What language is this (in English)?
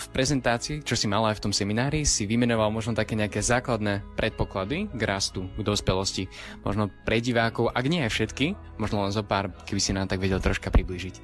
Slovak